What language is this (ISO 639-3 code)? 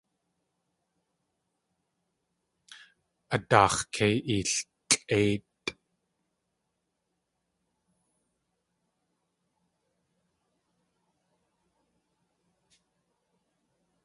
tli